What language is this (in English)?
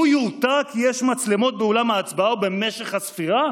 Hebrew